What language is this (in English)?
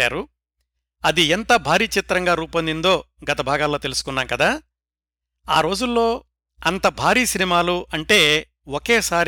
Telugu